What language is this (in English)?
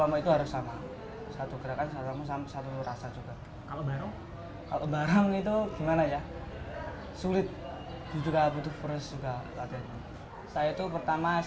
Indonesian